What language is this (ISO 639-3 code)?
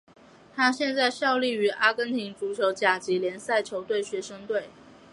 zho